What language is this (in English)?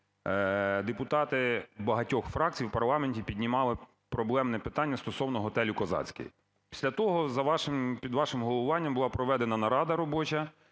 Ukrainian